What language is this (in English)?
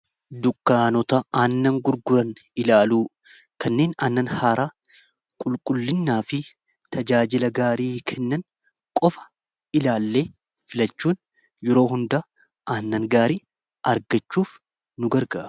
Oromo